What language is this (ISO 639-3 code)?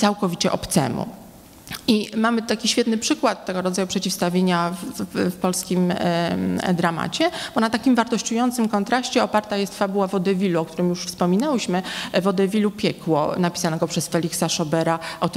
pol